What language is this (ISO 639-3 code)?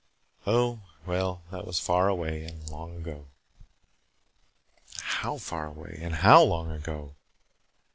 eng